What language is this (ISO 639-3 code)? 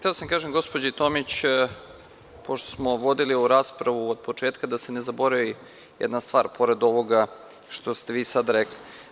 srp